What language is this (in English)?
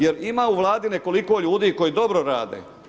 Croatian